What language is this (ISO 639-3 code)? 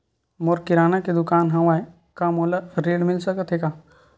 hne